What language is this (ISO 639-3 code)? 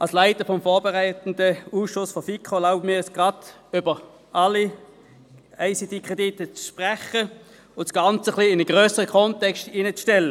gsw